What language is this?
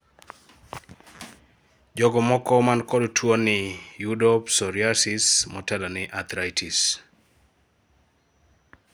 Luo (Kenya and Tanzania)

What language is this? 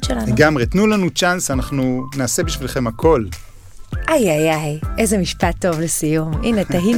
Hebrew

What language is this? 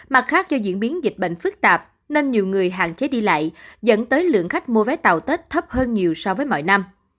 Vietnamese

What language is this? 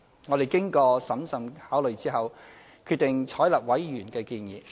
Cantonese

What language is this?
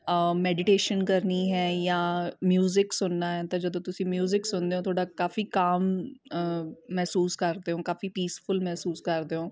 Punjabi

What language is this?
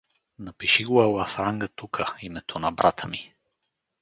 Bulgarian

